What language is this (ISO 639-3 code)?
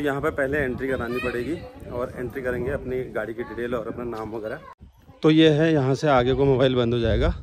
hin